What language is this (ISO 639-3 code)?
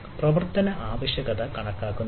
mal